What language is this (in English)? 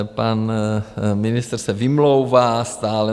Czech